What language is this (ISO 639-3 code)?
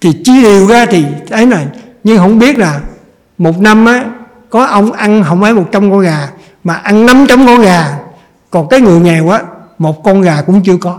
vie